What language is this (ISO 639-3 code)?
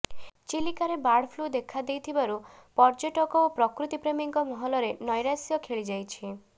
ori